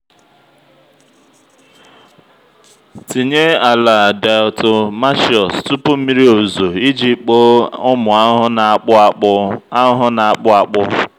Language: Igbo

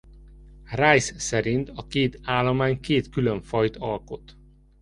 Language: Hungarian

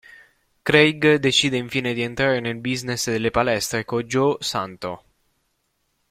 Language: Italian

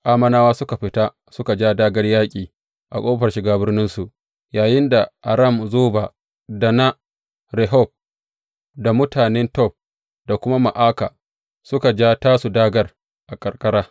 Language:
Hausa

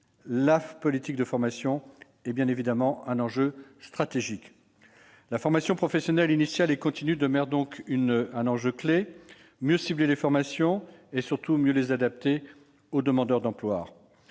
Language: French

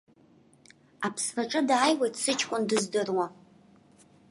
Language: Abkhazian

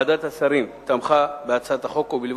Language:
Hebrew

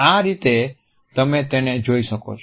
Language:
Gujarati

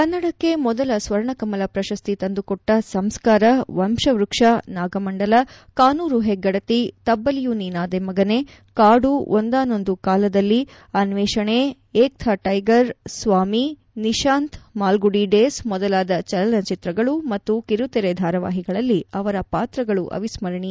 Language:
Kannada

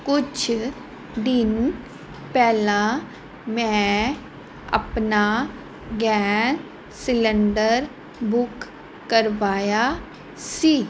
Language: Punjabi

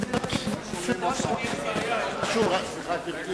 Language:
Hebrew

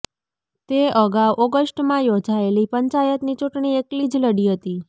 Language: Gujarati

